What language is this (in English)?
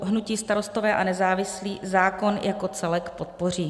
Czech